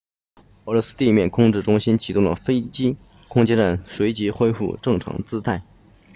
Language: Chinese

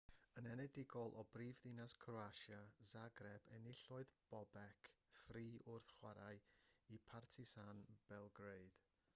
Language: Welsh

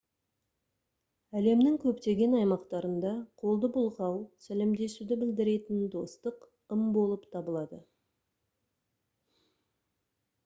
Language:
Kazakh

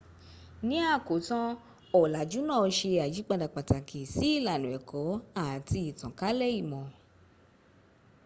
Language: Yoruba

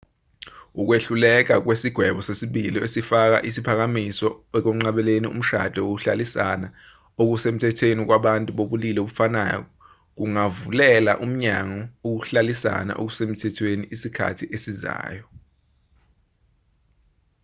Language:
Zulu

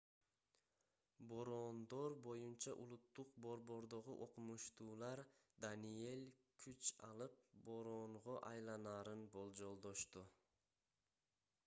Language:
Kyrgyz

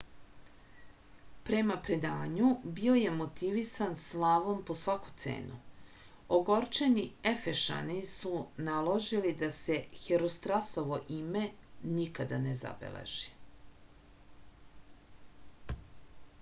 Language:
Serbian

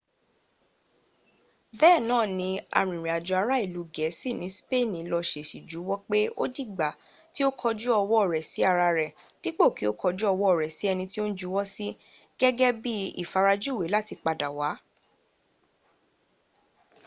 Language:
Yoruba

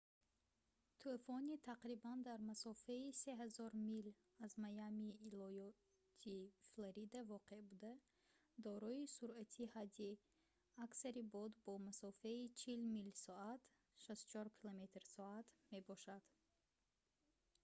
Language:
Tajik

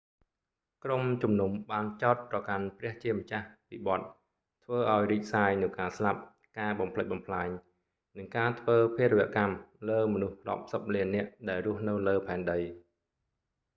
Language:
Khmer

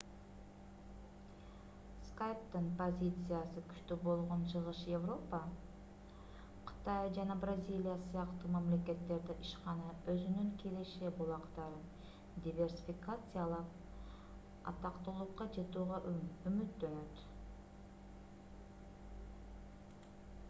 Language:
Kyrgyz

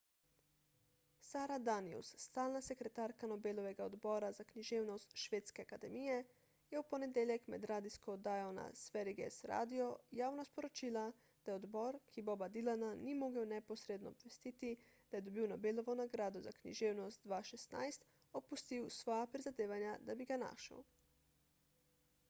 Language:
Slovenian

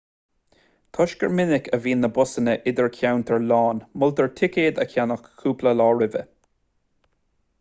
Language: Irish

